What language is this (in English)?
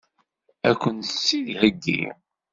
Kabyle